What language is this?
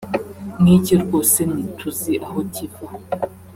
Kinyarwanda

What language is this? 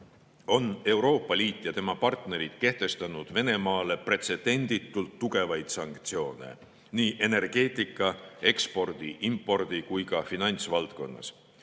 Estonian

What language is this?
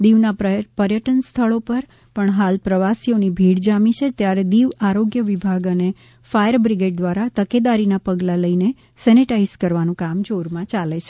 Gujarati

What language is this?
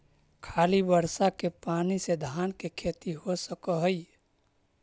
Magahi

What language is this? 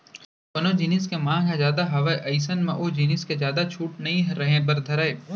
Chhattisgarhi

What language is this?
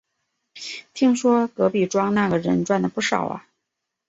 Chinese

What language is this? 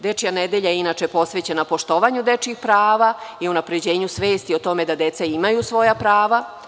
Serbian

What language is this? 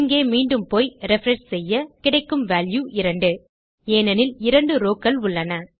Tamil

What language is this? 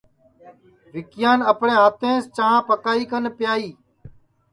Sansi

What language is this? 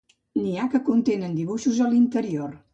Catalan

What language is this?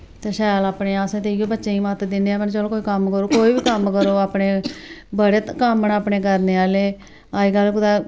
Dogri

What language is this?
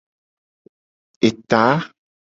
Gen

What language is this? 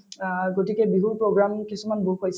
Assamese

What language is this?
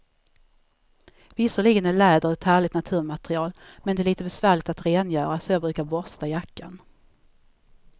Swedish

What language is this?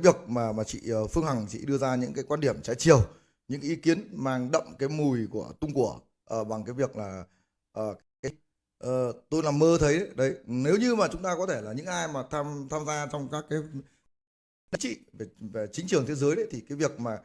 Vietnamese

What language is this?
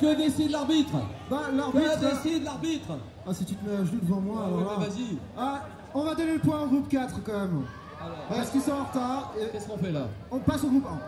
French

